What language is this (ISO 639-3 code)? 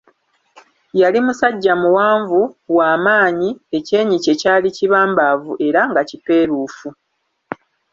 lug